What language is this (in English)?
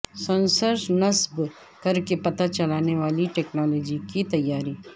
Urdu